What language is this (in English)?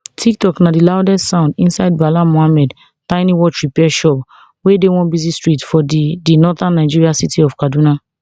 Nigerian Pidgin